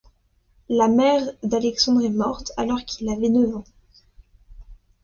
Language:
French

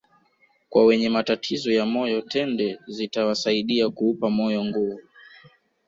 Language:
Swahili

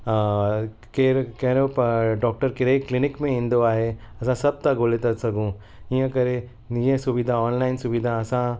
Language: Sindhi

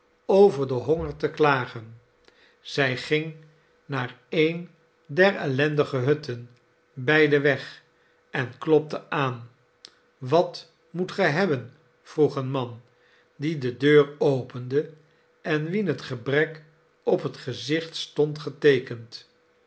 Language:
Dutch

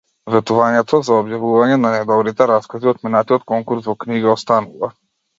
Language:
Macedonian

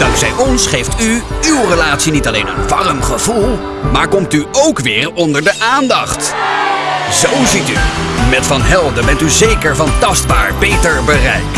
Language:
Dutch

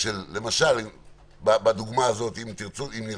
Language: Hebrew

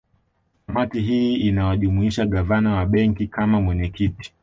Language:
Swahili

